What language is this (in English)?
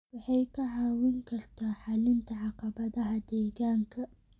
Somali